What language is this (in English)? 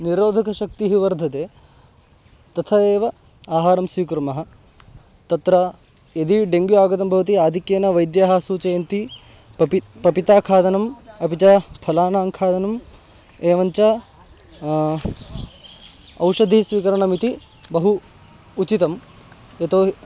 Sanskrit